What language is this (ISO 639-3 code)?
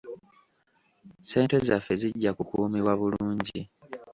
lug